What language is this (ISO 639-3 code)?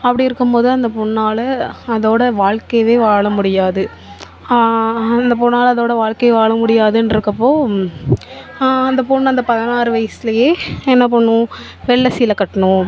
tam